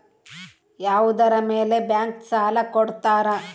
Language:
Kannada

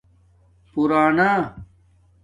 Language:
Domaaki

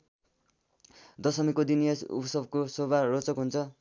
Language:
Nepali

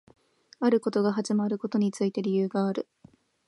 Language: Japanese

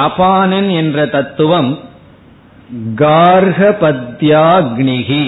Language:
Tamil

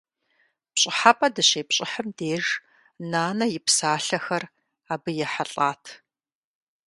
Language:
Kabardian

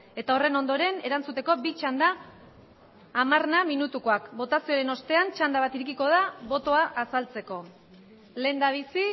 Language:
Basque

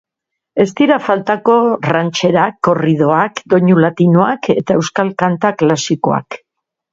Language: Basque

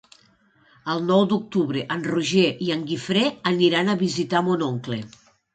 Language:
Catalan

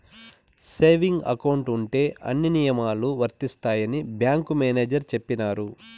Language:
Telugu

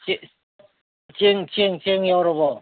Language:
Manipuri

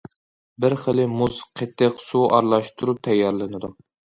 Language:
Uyghur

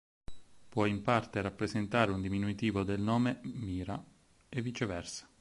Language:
Italian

